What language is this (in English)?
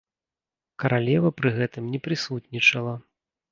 Belarusian